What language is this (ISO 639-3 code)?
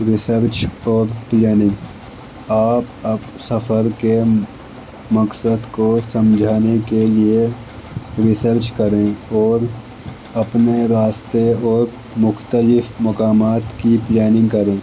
urd